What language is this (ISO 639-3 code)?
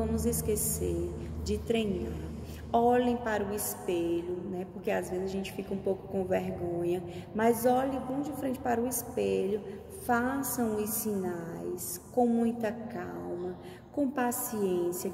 por